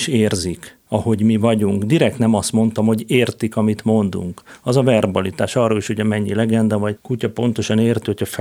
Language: Hungarian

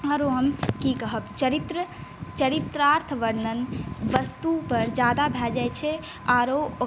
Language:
Maithili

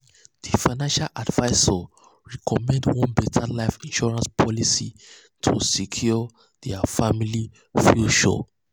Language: Nigerian Pidgin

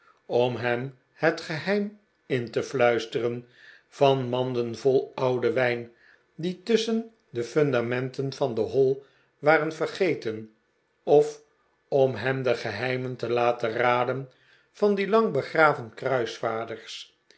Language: Dutch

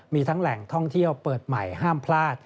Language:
Thai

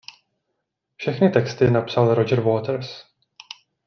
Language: Czech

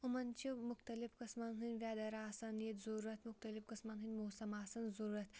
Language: Kashmiri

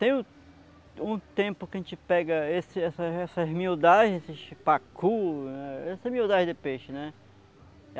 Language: Portuguese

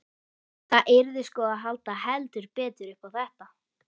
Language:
Icelandic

